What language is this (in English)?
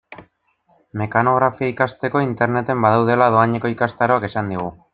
Basque